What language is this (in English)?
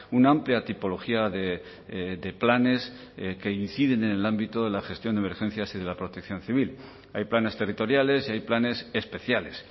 Spanish